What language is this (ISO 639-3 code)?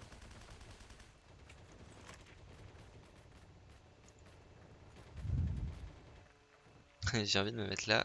fra